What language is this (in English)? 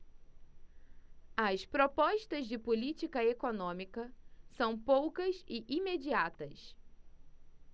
Portuguese